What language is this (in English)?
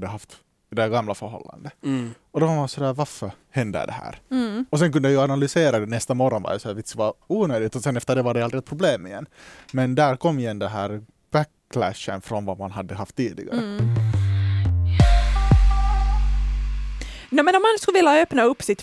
Swedish